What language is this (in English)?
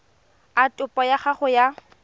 Tswana